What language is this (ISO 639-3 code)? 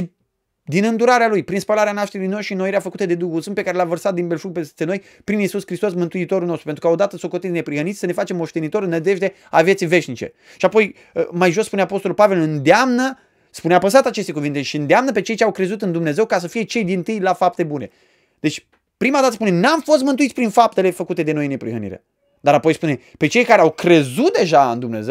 ron